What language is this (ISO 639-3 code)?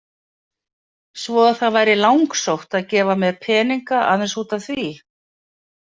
isl